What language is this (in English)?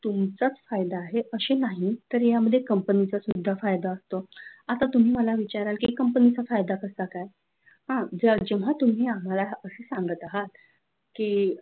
Marathi